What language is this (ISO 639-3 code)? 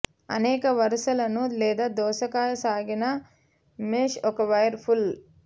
tel